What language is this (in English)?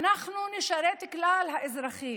Hebrew